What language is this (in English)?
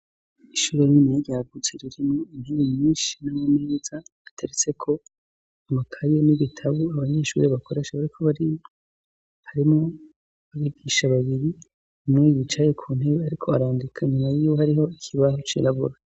Rundi